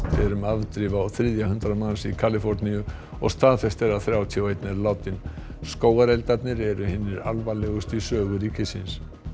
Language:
Icelandic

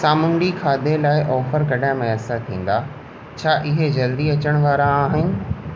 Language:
Sindhi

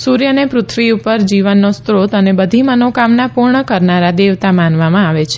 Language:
Gujarati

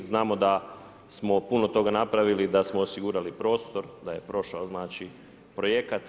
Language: Croatian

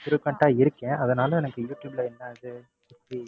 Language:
Tamil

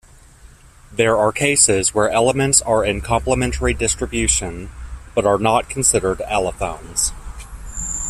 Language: English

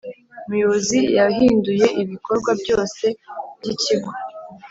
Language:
Kinyarwanda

